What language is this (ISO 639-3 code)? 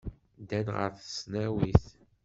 kab